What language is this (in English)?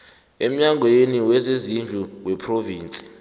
South Ndebele